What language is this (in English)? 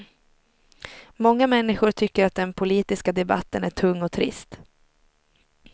Swedish